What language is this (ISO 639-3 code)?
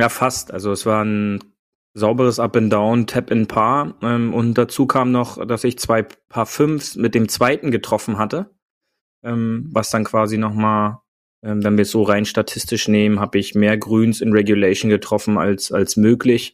deu